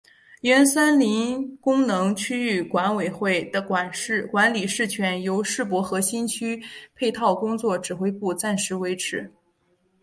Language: Chinese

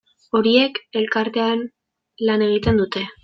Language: Basque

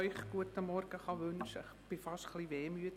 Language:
Swiss German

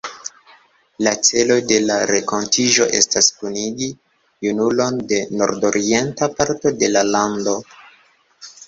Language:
Esperanto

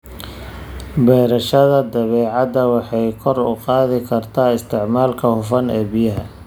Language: Somali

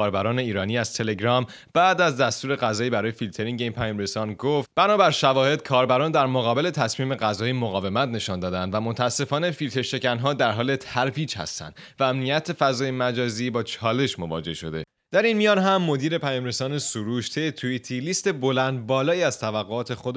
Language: Persian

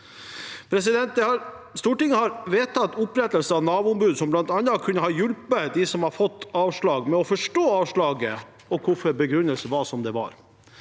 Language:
Norwegian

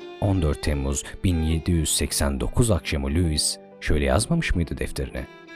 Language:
Turkish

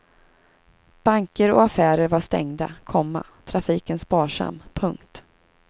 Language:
Swedish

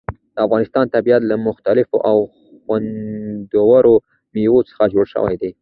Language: Pashto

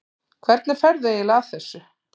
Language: Icelandic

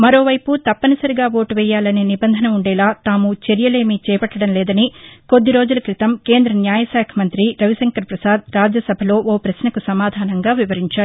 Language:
Telugu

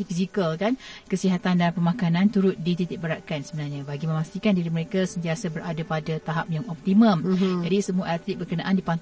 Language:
Malay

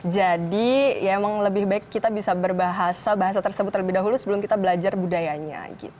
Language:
Indonesian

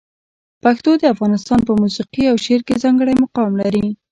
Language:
Pashto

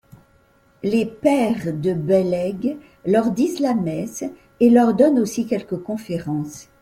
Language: French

